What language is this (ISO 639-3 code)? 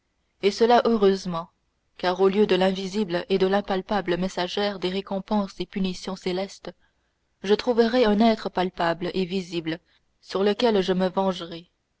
fra